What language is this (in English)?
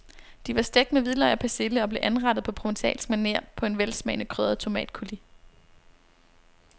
Danish